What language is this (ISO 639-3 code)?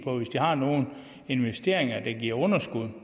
dan